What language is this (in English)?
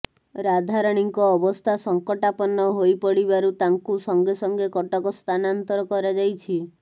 Odia